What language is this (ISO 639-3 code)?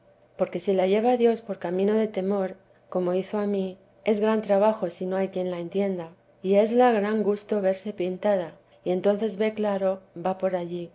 spa